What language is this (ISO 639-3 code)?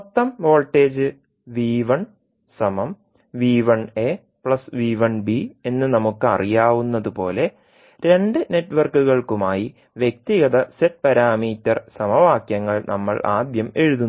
mal